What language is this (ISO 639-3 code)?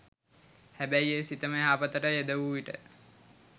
sin